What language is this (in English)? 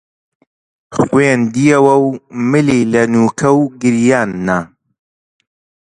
Central Kurdish